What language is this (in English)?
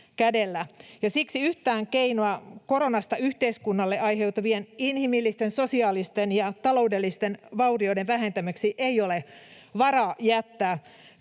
Finnish